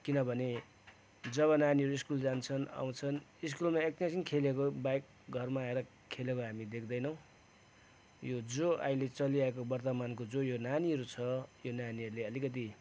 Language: Nepali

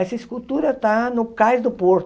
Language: Portuguese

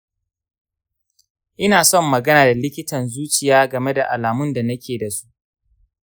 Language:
Hausa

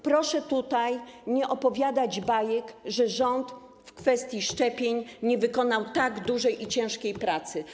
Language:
Polish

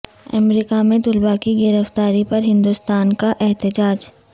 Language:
Urdu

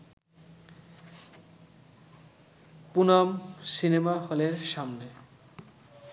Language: Bangla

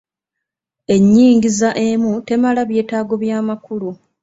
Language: Ganda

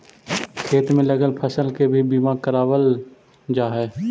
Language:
Magahi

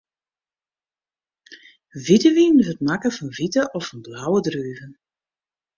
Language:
Western Frisian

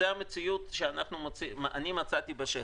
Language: Hebrew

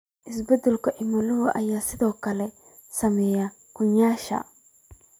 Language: Somali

